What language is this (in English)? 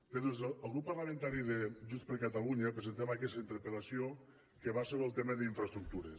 Catalan